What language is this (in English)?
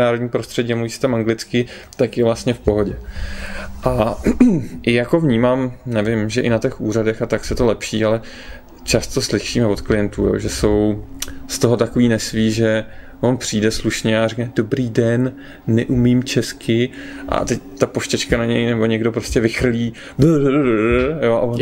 Czech